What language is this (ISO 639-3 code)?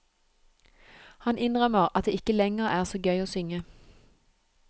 nor